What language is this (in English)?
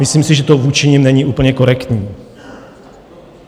Czech